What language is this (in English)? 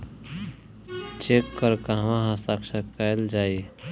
Bhojpuri